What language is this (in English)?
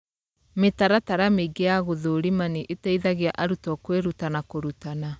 Kikuyu